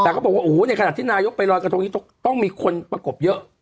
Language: Thai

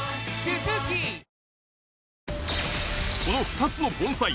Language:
Japanese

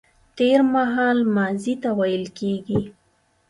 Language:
Pashto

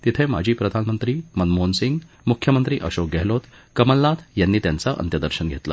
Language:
Marathi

